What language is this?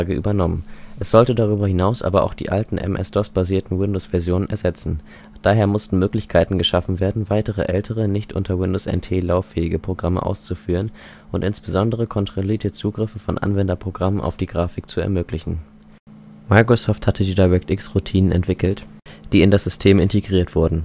German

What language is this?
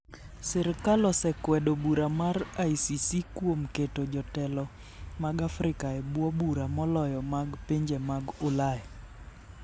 Luo (Kenya and Tanzania)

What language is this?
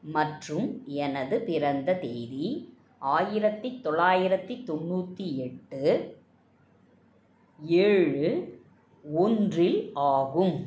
Tamil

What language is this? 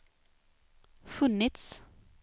Swedish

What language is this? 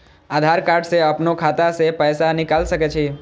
Maithili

